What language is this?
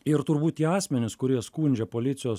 Lithuanian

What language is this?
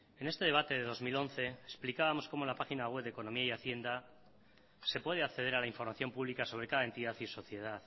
Spanish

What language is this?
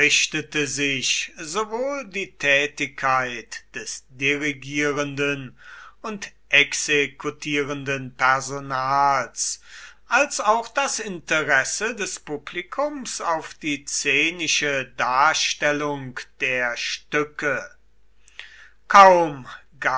German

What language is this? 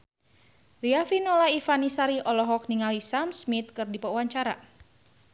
Sundanese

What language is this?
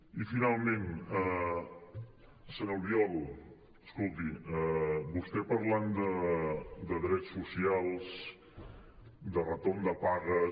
Catalan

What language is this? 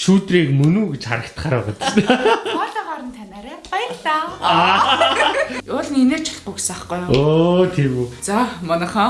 Turkish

